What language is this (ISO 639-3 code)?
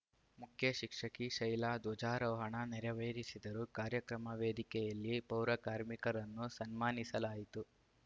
kan